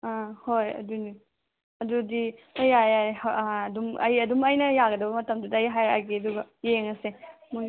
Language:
Manipuri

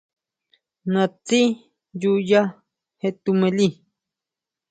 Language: Huautla Mazatec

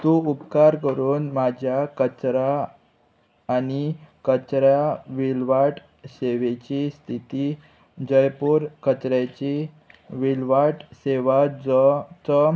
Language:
Konkani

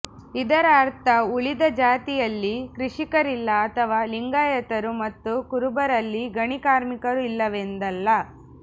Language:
Kannada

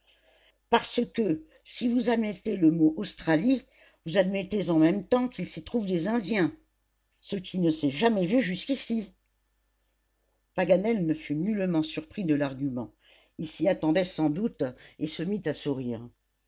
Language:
French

